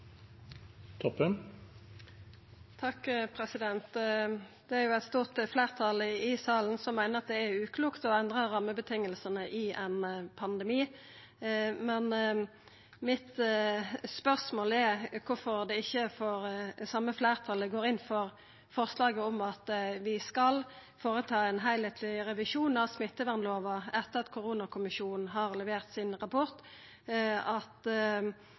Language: Norwegian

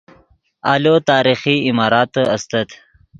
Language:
Yidgha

